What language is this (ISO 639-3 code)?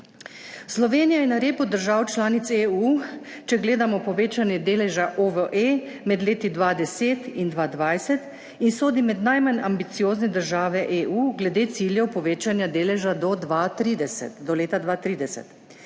slv